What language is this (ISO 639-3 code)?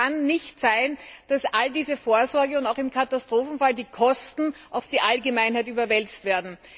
deu